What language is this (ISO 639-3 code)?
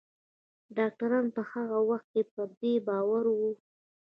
pus